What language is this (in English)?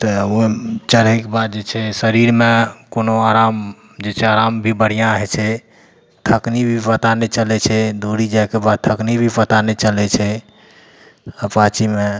Maithili